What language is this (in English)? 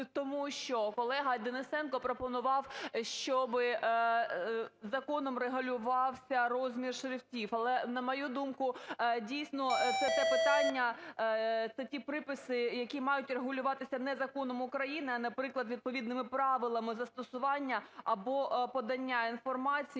Ukrainian